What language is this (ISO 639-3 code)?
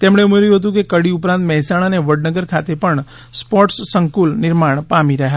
guj